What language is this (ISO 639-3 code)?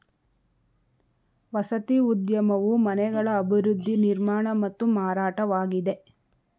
kan